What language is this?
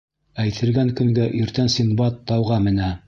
Bashkir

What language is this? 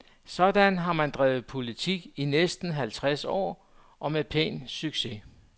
Danish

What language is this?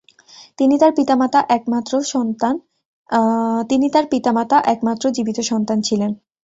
Bangla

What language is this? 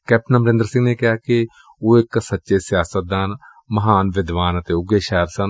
Punjabi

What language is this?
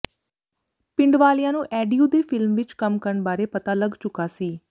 Punjabi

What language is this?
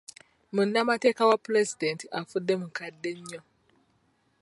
Ganda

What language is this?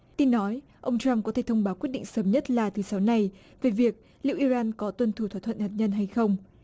Vietnamese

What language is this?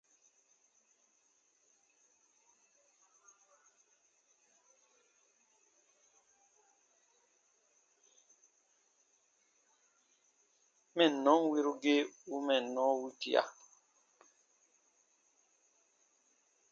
Baatonum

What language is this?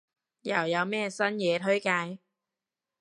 Cantonese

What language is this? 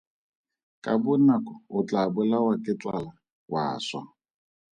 Tswana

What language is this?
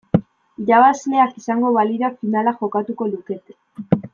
Basque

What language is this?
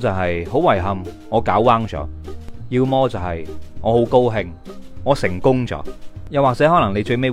Chinese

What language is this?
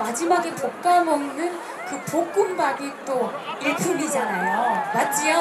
Korean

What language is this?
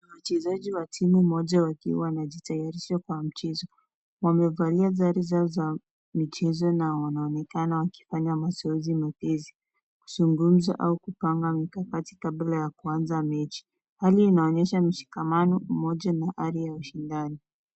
Swahili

